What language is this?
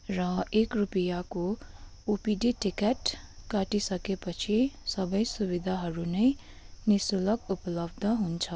Nepali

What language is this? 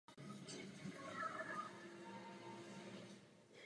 Czech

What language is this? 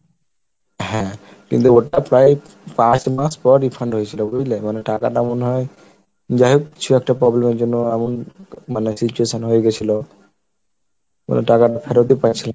Bangla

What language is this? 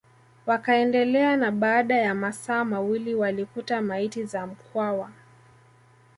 Swahili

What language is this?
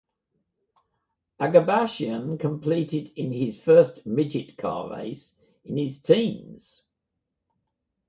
English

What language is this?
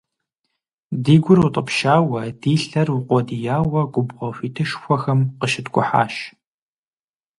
Kabardian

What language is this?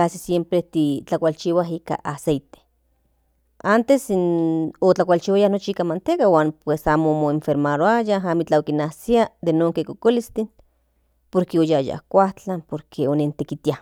Central Nahuatl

